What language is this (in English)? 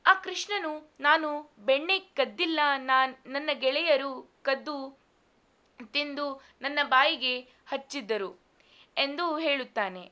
Kannada